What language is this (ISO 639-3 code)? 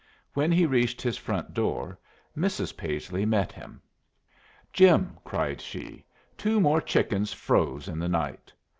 eng